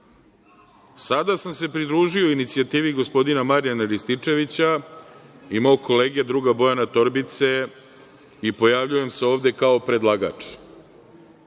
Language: Serbian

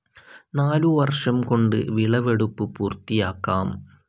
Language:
Malayalam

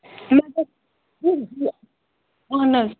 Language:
Kashmiri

